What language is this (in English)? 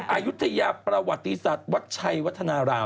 Thai